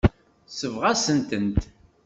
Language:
Kabyle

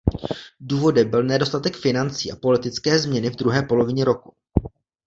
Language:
Czech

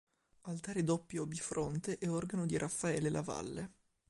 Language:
Italian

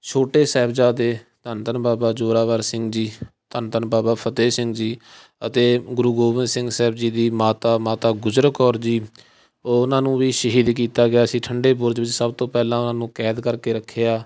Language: Punjabi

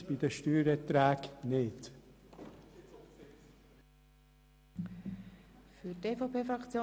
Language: Swiss German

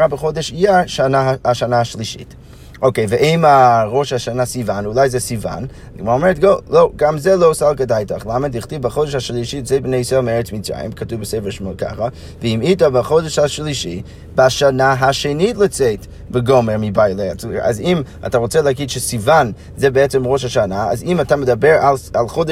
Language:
Hebrew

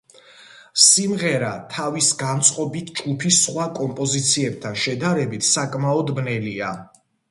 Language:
Georgian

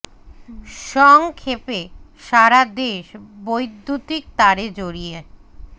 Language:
Bangla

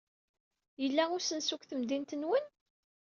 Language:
Kabyle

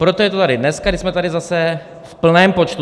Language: Czech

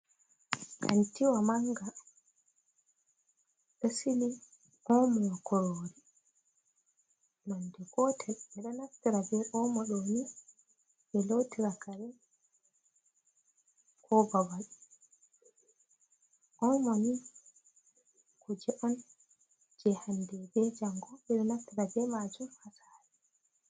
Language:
Fula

